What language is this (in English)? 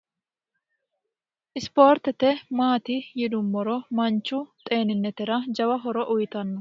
Sidamo